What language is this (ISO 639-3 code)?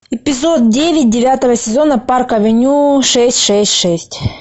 rus